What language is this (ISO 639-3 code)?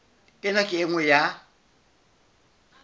sot